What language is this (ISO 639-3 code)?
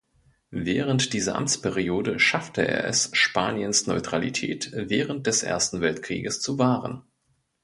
deu